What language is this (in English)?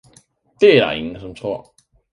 Danish